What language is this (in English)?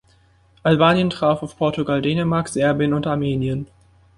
German